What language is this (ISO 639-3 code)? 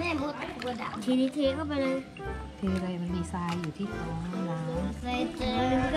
tha